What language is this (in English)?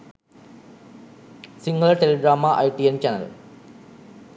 Sinhala